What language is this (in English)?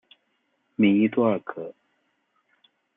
Chinese